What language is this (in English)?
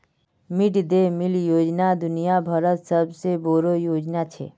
Magahi